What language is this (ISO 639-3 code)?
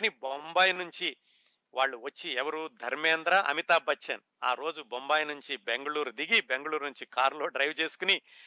tel